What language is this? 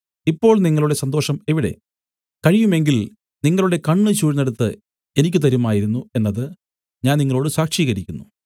Malayalam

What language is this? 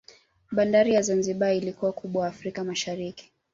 Swahili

